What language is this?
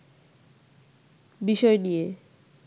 Bangla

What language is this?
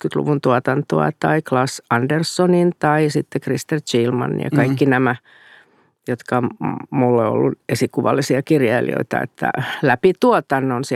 Finnish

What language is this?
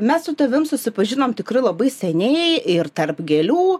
Lithuanian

